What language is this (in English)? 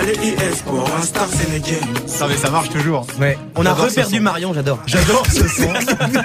French